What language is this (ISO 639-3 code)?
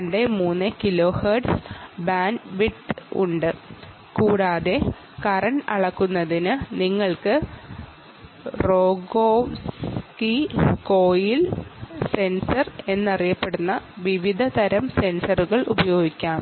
mal